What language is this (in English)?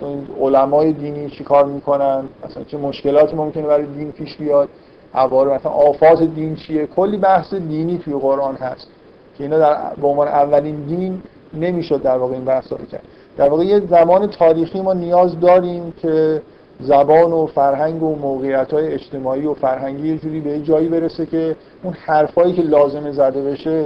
Persian